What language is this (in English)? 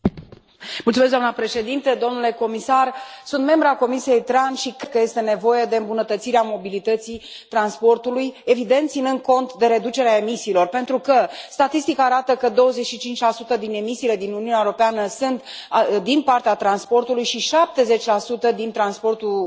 Romanian